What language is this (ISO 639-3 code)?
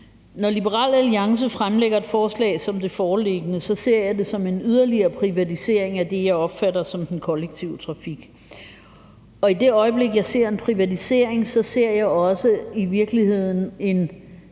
dan